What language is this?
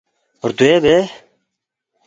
Balti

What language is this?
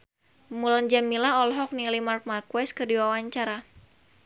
Sundanese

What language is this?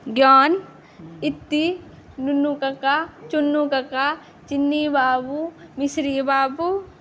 Maithili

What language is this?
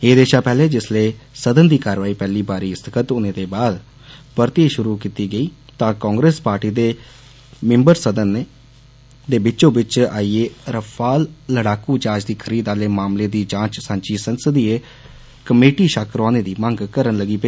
Dogri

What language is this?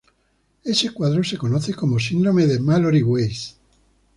Spanish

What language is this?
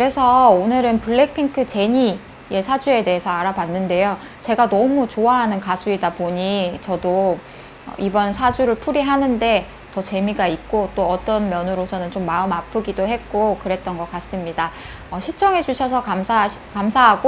Korean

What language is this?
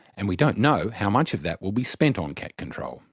English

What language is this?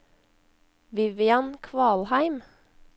Norwegian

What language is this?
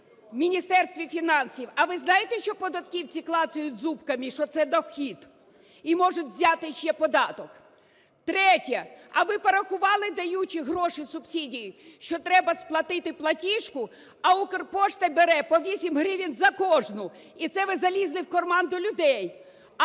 Ukrainian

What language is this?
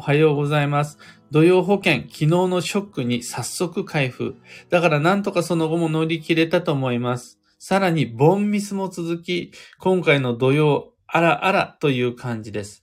Japanese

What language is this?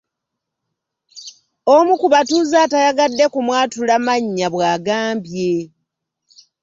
Ganda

